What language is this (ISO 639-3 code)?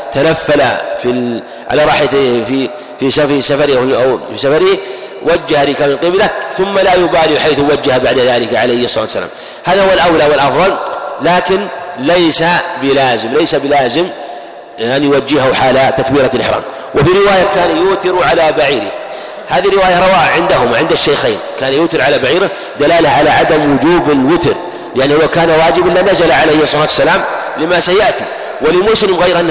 ara